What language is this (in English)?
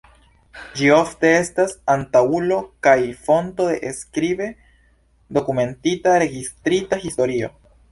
Esperanto